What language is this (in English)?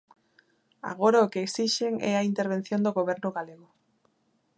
Galician